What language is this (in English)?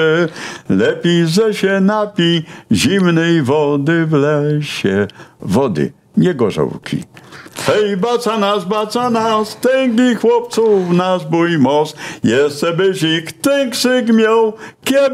Polish